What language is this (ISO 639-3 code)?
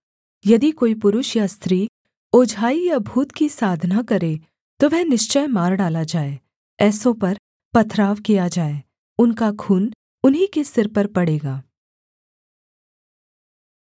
hin